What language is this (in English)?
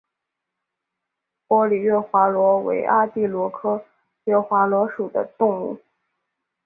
Chinese